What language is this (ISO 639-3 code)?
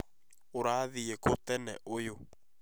kik